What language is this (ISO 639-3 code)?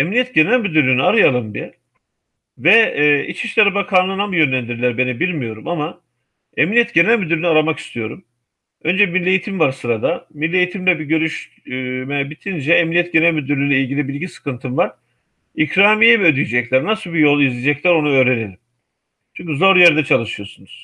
tur